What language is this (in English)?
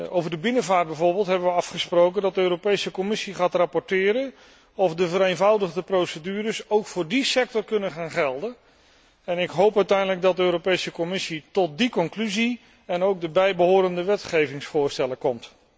Dutch